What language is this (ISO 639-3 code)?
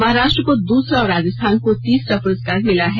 hin